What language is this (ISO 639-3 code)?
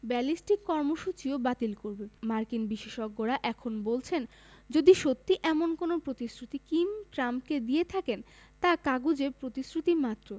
ben